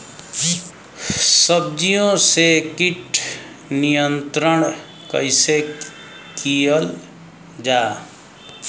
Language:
Bhojpuri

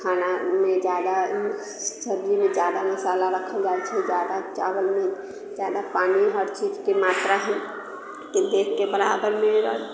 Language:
Maithili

